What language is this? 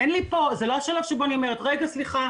Hebrew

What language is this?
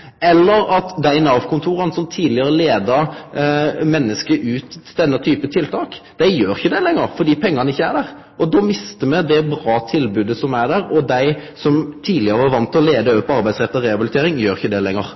Norwegian Nynorsk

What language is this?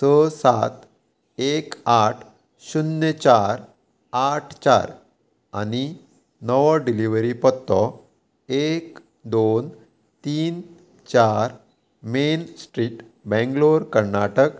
Konkani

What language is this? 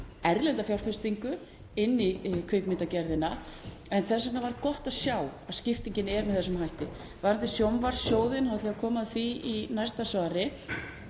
Icelandic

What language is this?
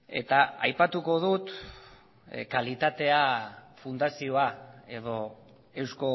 Basque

